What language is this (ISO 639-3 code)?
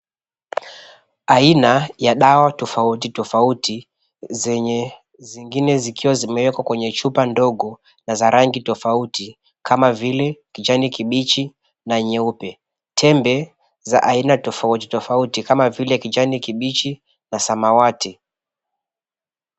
swa